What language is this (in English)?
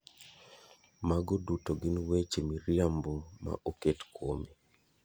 Luo (Kenya and Tanzania)